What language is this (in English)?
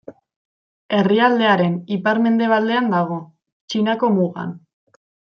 Basque